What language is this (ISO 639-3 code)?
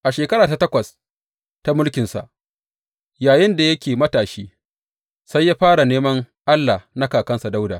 hau